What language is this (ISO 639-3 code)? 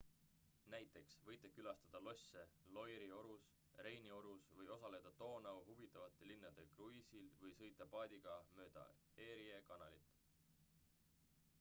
est